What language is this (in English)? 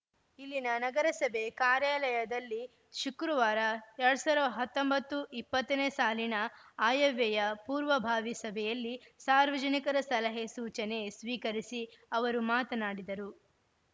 Kannada